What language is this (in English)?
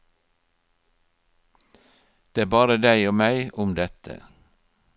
Norwegian